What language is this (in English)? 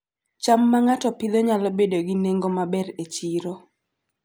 Luo (Kenya and Tanzania)